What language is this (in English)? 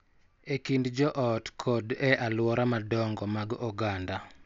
Luo (Kenya and Tanzania)